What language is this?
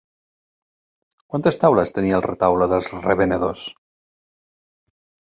Catalan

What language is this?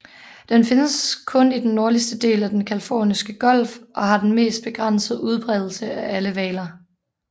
Danish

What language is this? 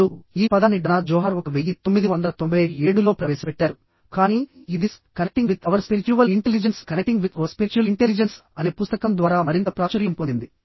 Telugu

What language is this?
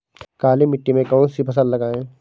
Hindi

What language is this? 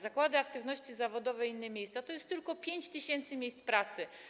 Polish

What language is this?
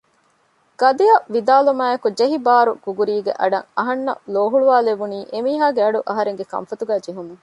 Divehi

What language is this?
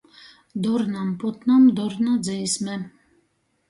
Latgalian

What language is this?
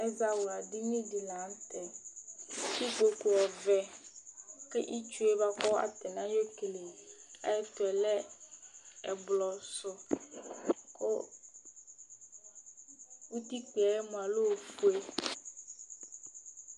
Ikposo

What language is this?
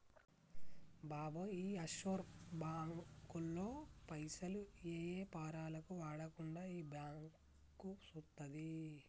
Telugu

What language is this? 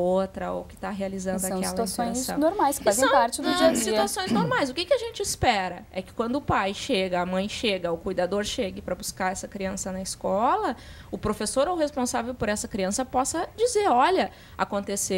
Portuguese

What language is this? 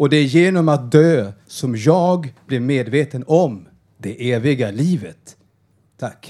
Swedish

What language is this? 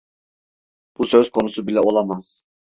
Turkish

